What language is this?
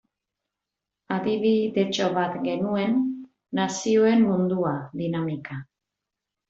Basque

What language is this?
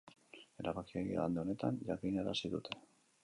Basque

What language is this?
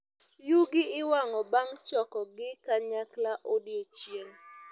Luo (Kenya and Tanzania)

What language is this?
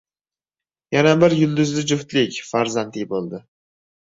Uzbek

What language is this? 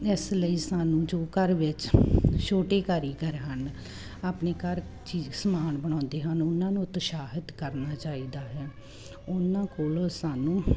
Punjabi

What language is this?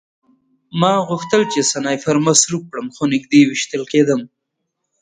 Pashto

